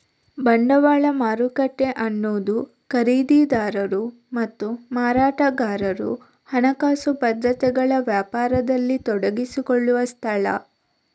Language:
Kannada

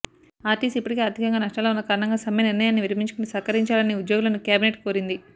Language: Telugu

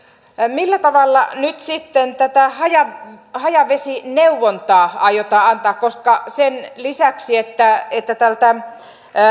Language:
Finnish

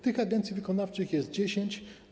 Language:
Polish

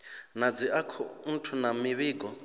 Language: Venda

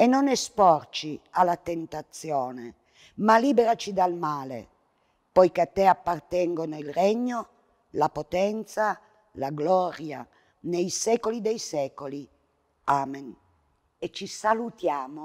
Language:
Italian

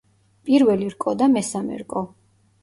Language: Georgian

